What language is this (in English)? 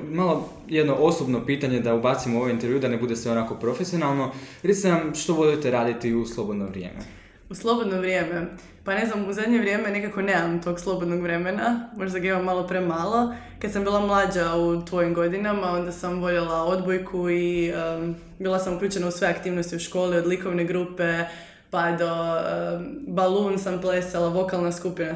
Croatian